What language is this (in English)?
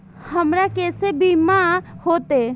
Maithili